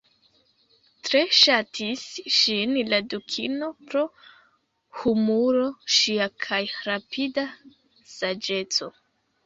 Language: Esperanto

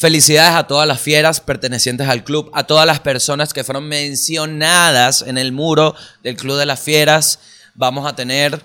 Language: Spanish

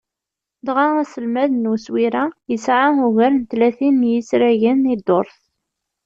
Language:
Kabyle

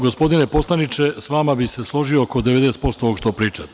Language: Serbian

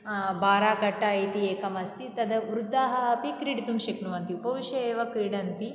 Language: Sanskrit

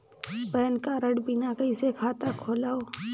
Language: Chhattisgarhi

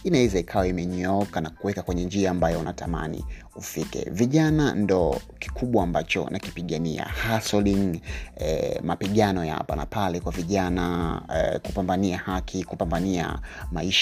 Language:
Swahili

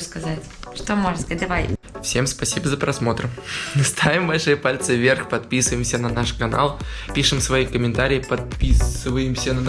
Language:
Russian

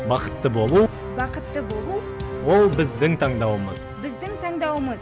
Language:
Kazakh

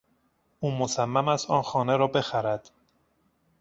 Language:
Persian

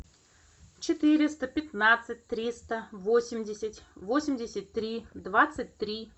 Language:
Russian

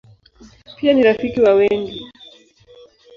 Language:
Swahili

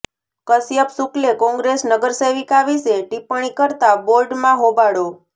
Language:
Gujarati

